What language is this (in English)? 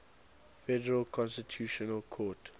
English